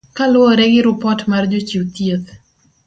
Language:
Luo (Kenya and Tanzania)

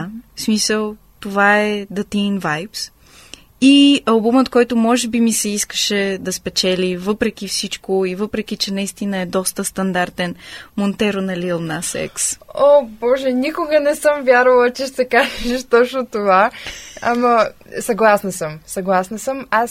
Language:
Bulgarian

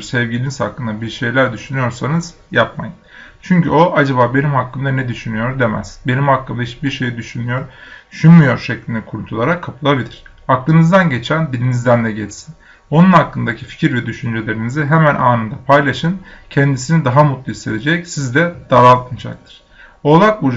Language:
Turkish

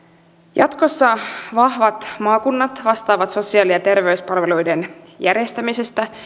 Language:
Finnish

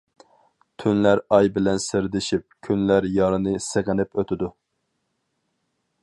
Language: Uyghur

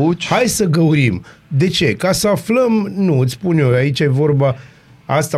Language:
Romanian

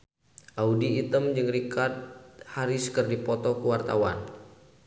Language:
Sundanese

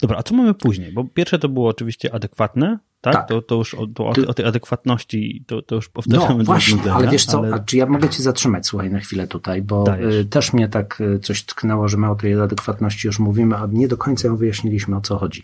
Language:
Polish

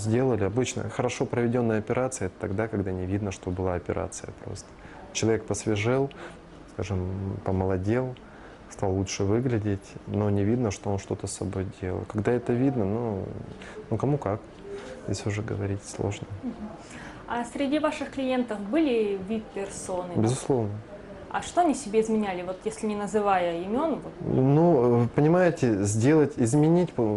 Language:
Russian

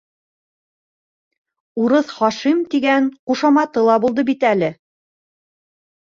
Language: Bashkir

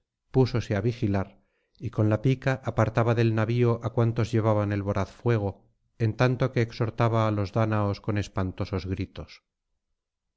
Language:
Spanish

